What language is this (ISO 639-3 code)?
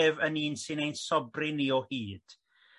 cym